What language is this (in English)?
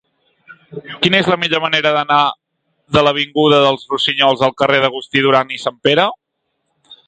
Catalan